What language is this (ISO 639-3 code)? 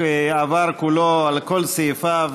heb